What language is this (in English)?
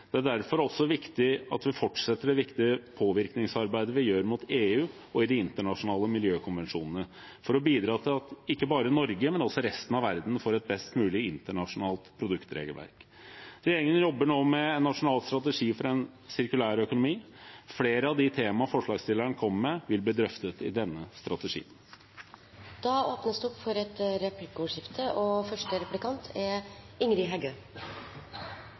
Norwegian